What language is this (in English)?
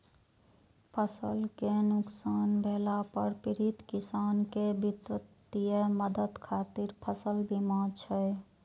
Maithili